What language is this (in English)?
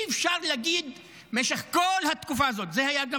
Hebrew